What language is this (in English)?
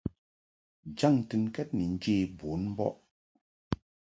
Mungaka